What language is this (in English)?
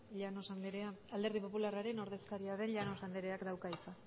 Basque